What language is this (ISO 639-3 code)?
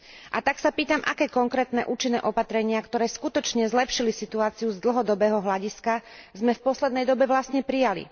slk